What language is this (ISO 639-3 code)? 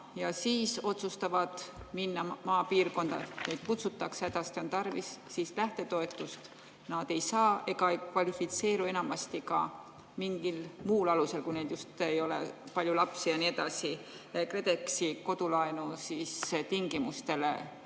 est